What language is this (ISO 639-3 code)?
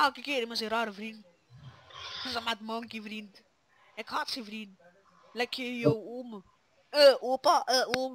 nld